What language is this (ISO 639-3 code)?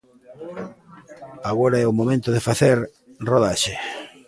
glg